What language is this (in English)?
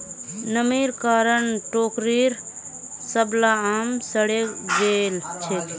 Magahi